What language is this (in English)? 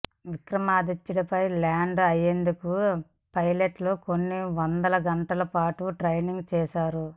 Telugu